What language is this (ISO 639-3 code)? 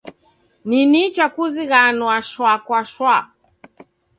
dav